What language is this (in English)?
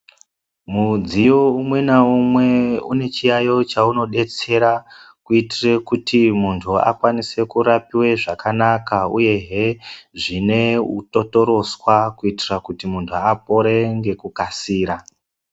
Ndau